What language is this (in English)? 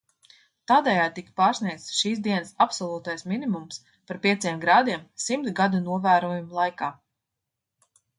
Latvian